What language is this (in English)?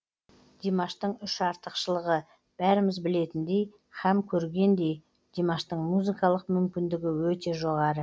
Kazakh